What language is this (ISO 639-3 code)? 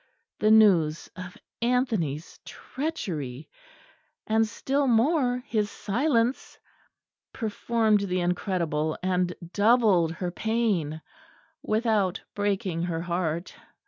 eng